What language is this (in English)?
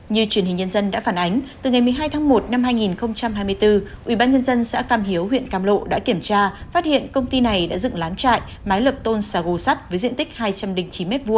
Vietnamese